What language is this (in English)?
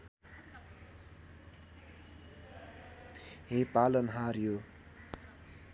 Nepali